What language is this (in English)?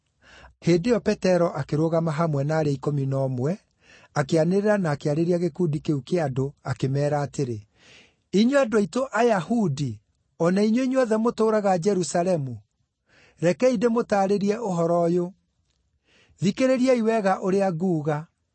Kikuyu